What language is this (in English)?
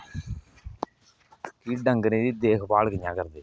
Dogri